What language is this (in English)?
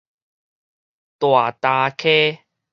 Min Nan Chinese